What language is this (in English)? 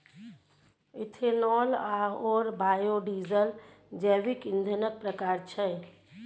Maithili